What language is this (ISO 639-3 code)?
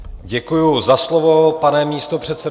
ces